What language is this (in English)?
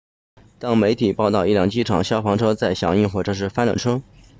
Chinese